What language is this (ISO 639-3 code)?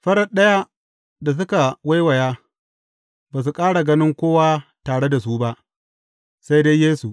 hau